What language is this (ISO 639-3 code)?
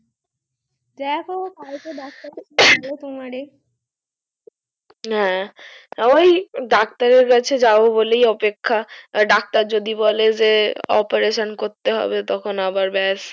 ben